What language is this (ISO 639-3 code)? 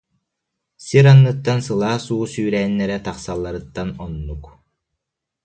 sah